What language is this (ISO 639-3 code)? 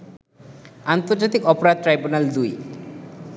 ben